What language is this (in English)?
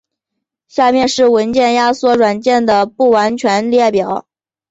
Chinese